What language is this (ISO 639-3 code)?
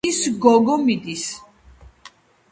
kat